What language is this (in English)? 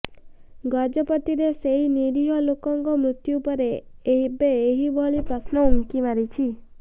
Odia